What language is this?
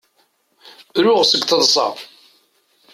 Kabyle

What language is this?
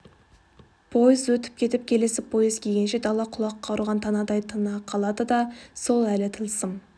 Kazakh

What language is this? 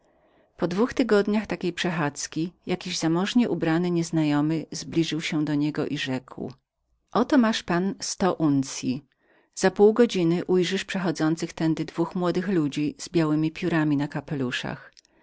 Polish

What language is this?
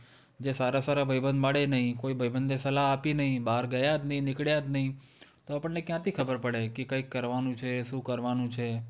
Gujarati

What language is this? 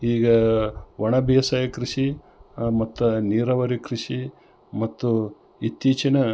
Kannada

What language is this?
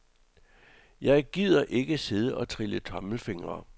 Danish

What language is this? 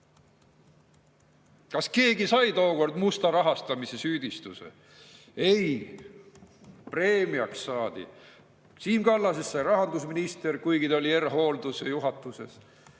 Estonian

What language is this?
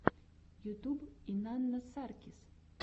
Russian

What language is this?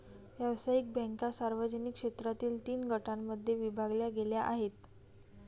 Marathi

